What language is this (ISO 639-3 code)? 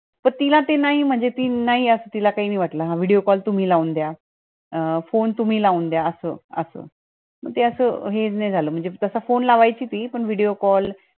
mar